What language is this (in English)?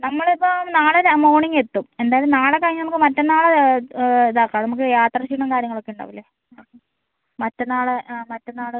Malayalam